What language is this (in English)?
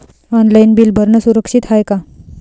Marathi